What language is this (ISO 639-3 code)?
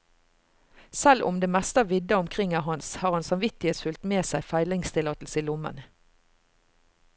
nor